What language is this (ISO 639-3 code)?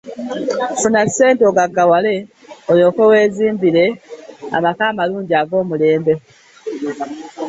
lug